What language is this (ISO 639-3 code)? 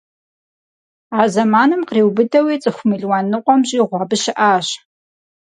kbd